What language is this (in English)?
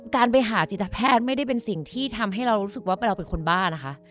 Thai